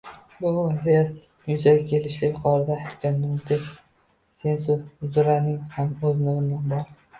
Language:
Uzbek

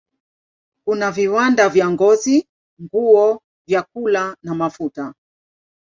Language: Swahili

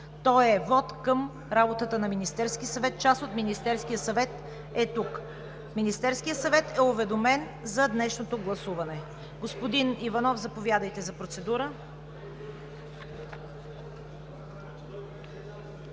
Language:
Bulgarian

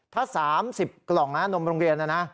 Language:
Thai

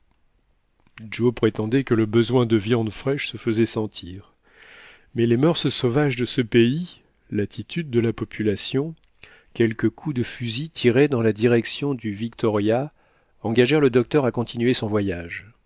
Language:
French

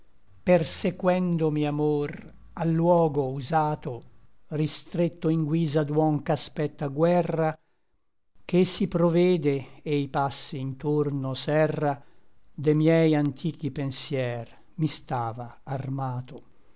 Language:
Italian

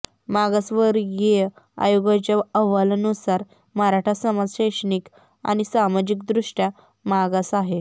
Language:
Marathi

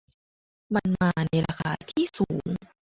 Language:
Thai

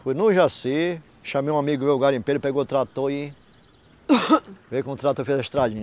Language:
Portuguese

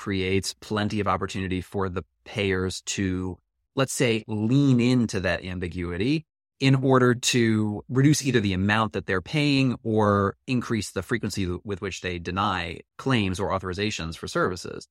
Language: English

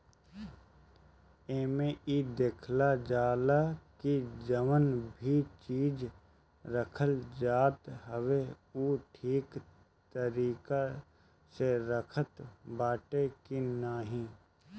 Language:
Bhojpuri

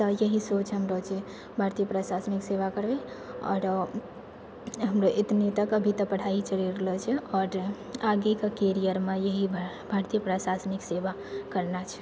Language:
Maithili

